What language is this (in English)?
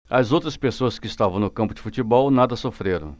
Portuguese